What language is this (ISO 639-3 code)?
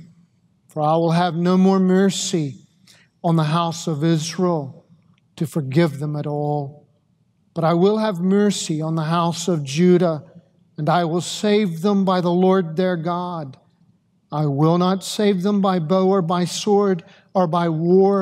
eng